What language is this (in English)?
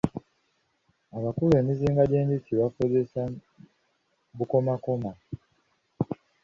Ganda